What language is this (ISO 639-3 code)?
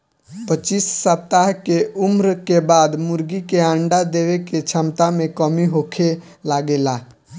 bho